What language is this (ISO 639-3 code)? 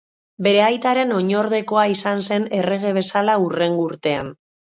eus